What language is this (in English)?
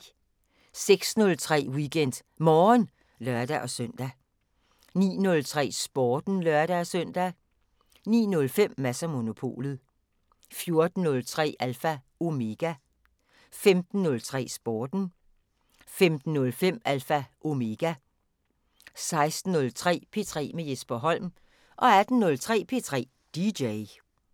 Danish